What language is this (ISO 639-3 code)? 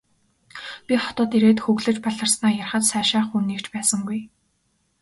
mon